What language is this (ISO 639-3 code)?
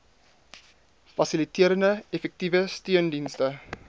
afr